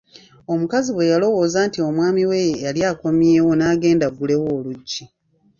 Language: Ganda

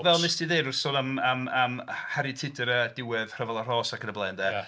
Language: Welsh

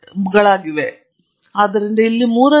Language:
Kannada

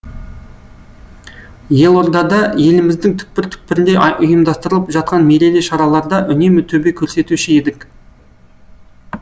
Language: Kazakh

